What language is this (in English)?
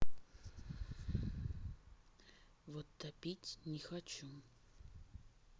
Russian